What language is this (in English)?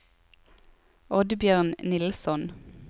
Norwegian